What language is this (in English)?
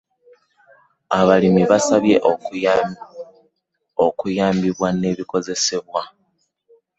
Ganda